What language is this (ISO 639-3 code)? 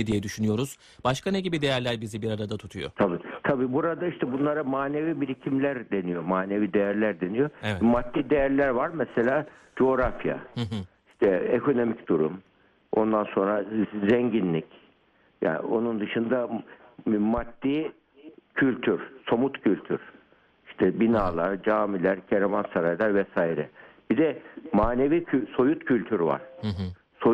tur